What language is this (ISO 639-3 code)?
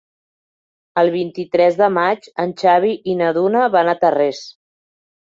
cat